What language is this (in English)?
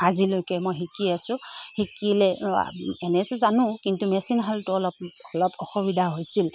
Assamese